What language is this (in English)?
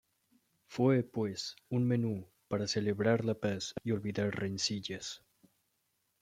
Spanish